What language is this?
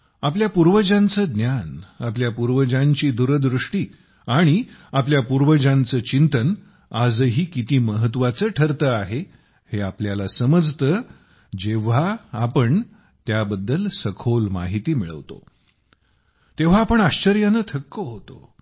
Marathi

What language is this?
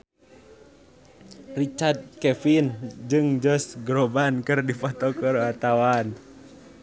Sundanese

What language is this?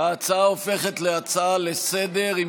Hebrew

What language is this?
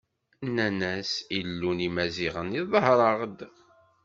Kabyle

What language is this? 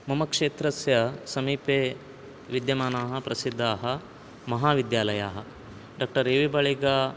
Sanskrit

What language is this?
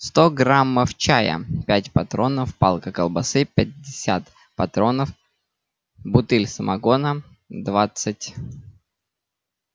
Russian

